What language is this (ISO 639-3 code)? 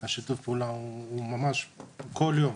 heb